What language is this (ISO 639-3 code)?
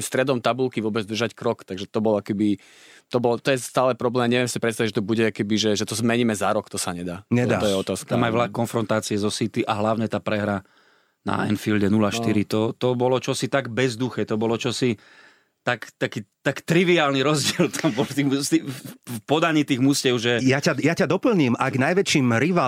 slk